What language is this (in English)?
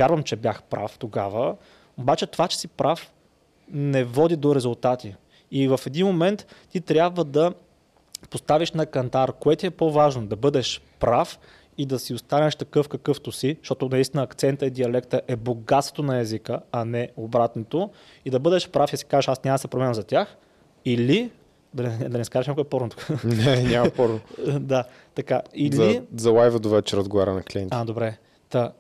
Bulgarian